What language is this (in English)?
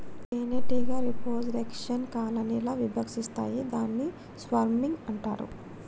Telugu